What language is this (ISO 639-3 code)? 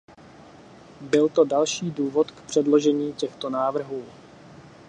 ces